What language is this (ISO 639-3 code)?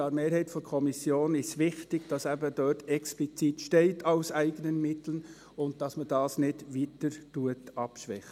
gsw